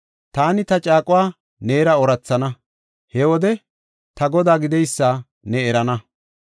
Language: Gofa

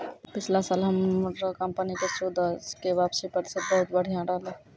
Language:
Maithili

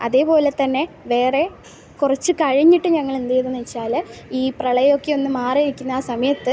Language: Malayalam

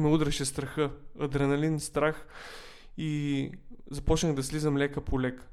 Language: Bulgarian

